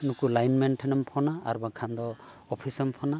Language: Santali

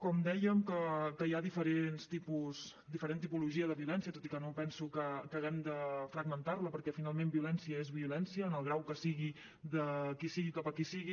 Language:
Catalan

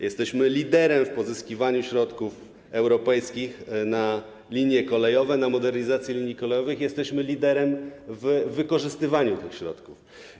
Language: Polish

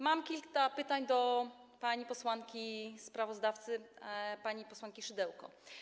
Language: Polish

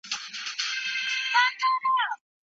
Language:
Pashto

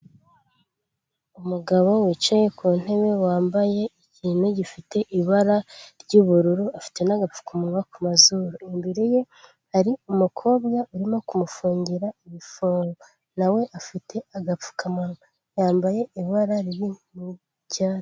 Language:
Kinyarwanda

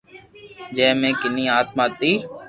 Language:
Loarki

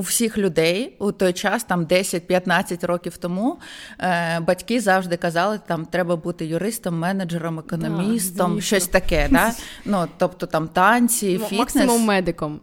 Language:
Ukrainian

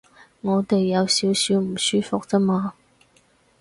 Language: Cantonese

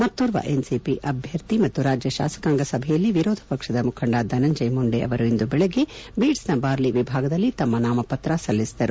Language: Kannada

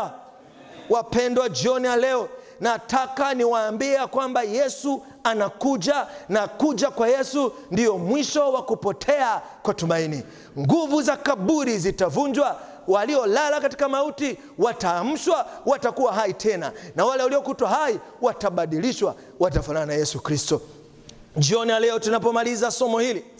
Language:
Swahili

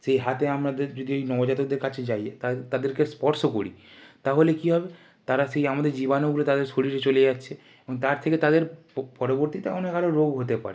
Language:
Bangla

